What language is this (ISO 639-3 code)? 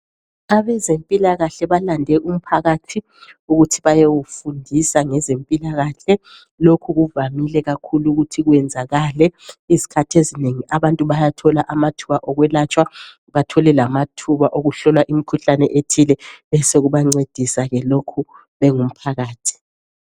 nde